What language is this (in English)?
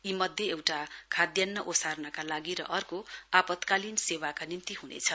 Nepali